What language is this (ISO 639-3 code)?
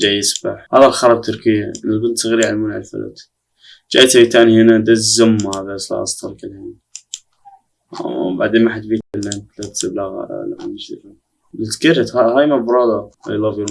ara